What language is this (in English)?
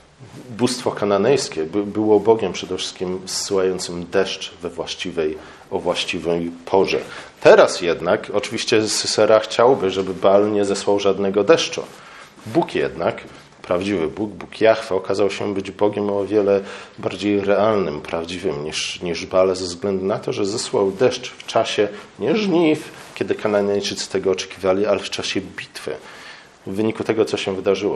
Polish